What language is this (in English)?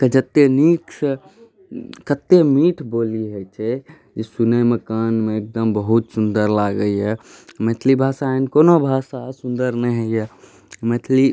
Maithili